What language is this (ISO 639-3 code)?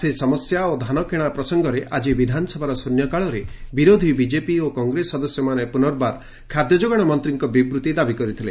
ori